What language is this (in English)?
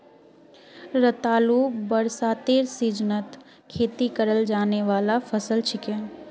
Magahi